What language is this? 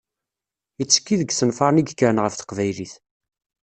Kabyle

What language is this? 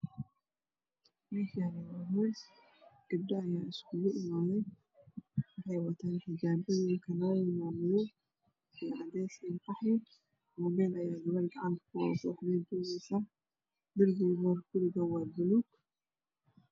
Somali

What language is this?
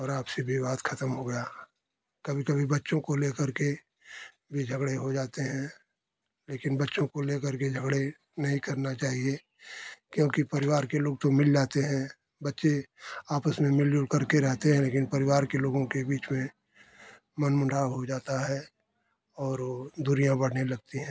Hindi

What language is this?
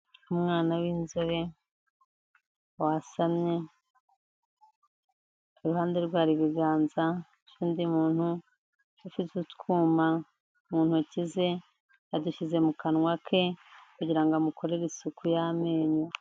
Kinyarwanda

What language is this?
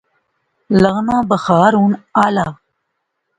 Pahari-Potwari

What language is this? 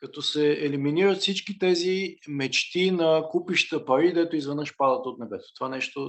Bulgarian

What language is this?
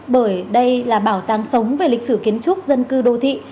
Vietnamese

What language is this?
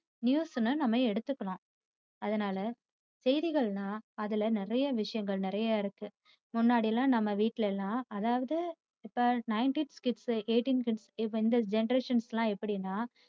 Tamil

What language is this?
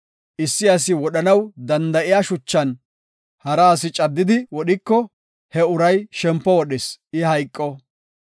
Gofa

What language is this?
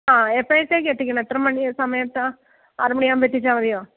Malayalam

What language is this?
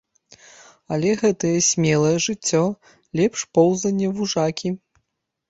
Belarusian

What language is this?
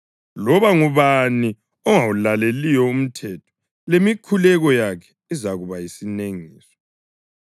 North Ndebele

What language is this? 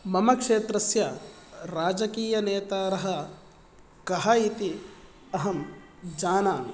Sanskrit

